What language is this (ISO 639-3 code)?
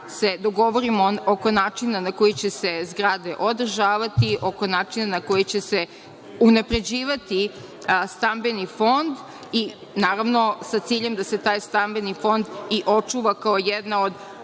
srp